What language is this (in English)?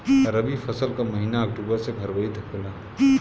Bhojpuri